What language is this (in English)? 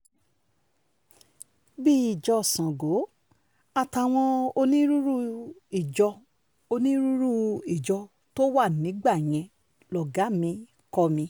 Yoruba